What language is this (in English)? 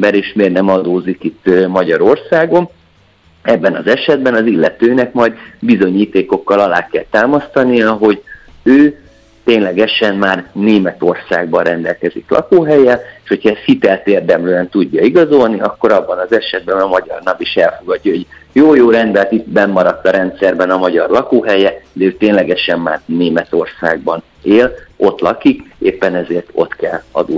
Hungarian